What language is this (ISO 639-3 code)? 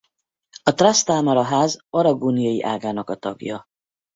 hun